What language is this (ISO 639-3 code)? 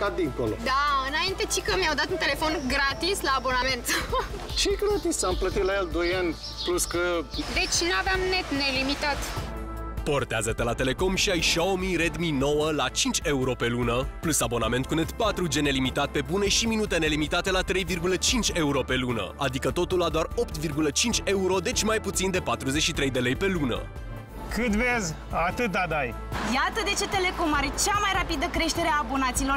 ron